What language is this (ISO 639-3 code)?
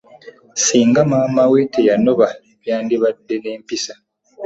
lug